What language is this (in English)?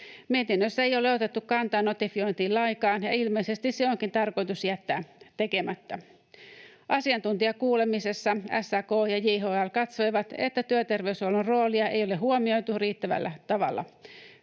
Finnish